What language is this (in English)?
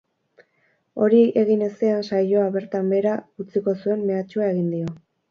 Basque